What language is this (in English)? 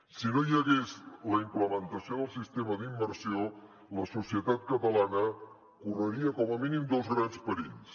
Catalan